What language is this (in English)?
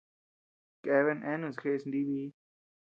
Tepeuxila Cuicatec